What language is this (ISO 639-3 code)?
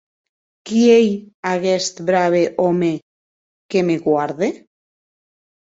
oci